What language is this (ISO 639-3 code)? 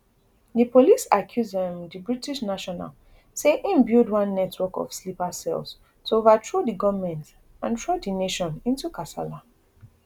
pcm